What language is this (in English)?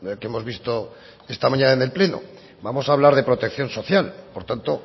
Spanish